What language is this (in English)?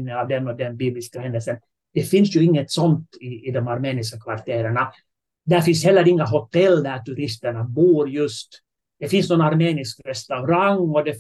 Swedish